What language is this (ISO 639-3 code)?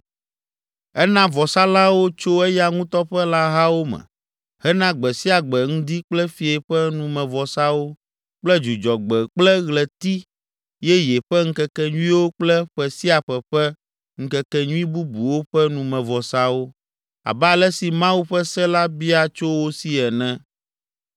ewe